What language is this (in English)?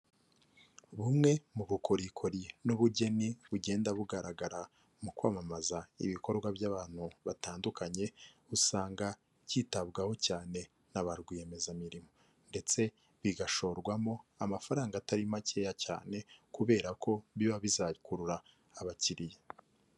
Kinyarwanda